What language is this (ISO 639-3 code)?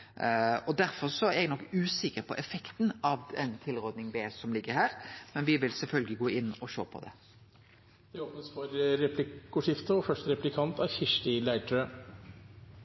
nor